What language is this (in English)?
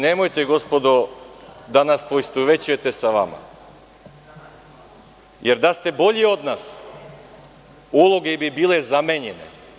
Serbian